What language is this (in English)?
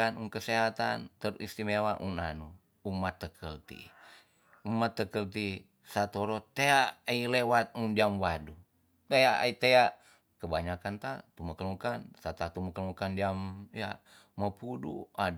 Tonsea